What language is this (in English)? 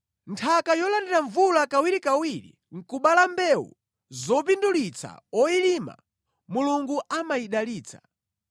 Nyanja